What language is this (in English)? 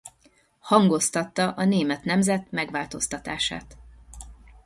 Hungarian